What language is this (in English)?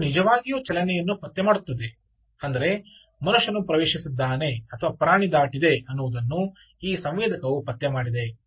Kannada